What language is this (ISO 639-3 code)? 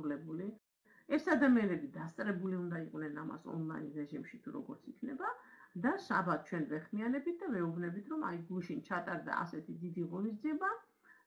ron